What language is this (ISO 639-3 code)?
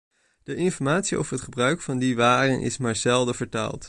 nld